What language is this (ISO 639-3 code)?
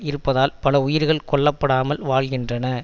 tam